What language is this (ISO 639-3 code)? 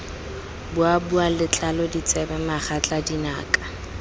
tsn